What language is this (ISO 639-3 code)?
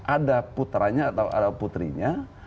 ind